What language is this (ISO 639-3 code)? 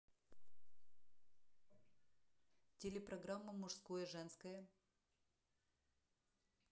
rus